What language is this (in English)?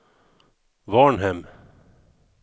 Swedish